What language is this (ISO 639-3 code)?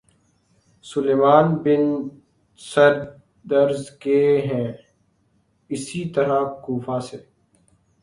urd